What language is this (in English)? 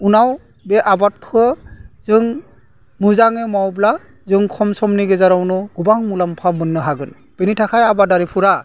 Bodo